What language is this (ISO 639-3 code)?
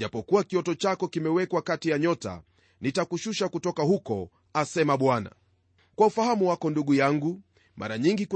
swa